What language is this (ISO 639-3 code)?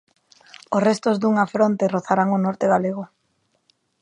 glg